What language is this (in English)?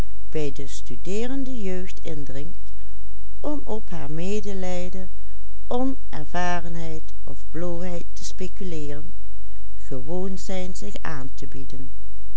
Dutch